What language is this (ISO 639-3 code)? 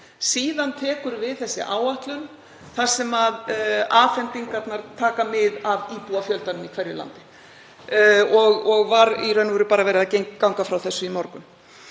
isl